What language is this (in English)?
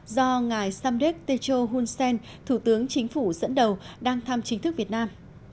Vietnamese